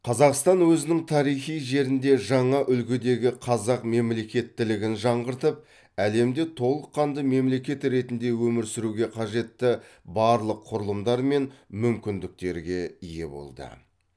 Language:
Kazakh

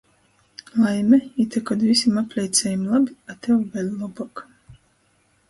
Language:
Latgalian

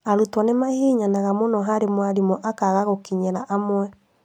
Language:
Kikuyu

